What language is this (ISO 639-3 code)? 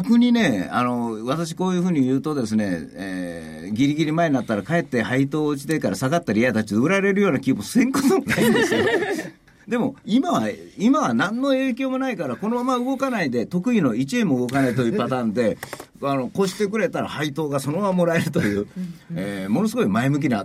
jpn